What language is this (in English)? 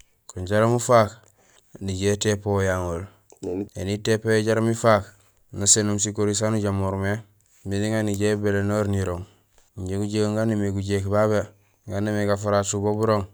Gusilay